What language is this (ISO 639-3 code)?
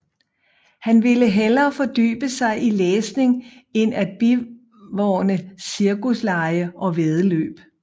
dan